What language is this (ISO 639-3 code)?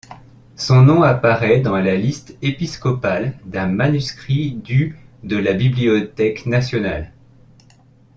fra